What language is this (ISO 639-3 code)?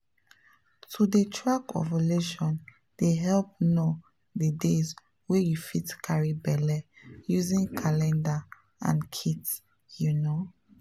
pcm